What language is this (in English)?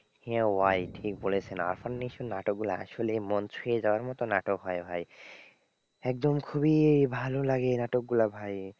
Bangla